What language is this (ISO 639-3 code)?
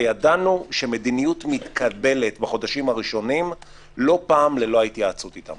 heb